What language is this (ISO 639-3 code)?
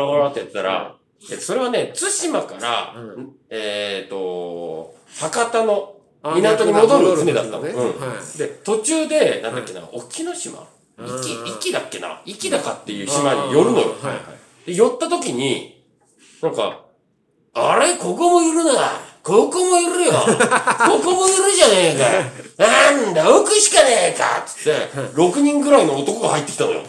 jpn